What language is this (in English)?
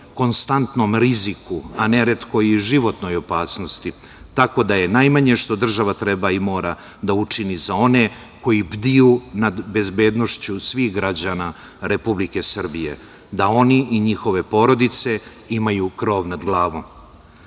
Serbian